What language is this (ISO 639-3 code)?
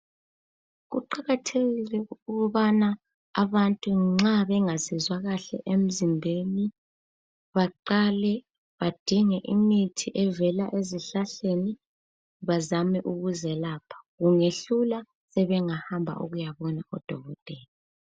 nde